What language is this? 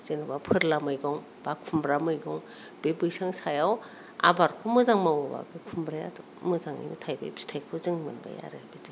Bodo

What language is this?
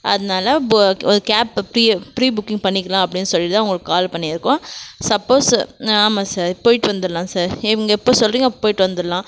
Tamil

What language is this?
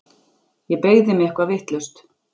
Icelandic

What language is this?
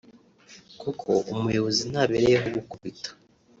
Kinyarwanda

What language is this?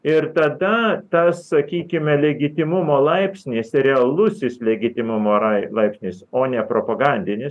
Lithuanian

